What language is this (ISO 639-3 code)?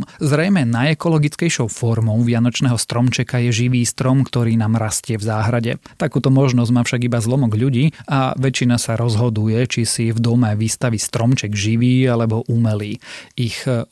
slk